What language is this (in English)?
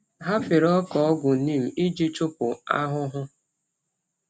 Igbo